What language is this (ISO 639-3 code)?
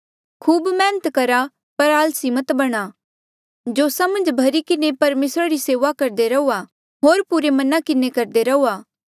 mjl